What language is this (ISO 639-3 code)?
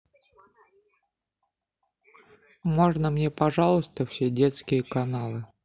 rus